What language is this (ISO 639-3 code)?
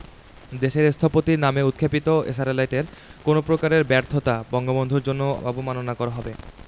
ben